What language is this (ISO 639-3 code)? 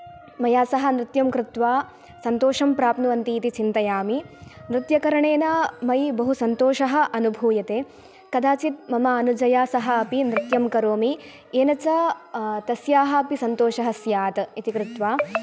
san